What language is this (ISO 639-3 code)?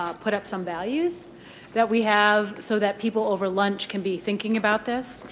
eng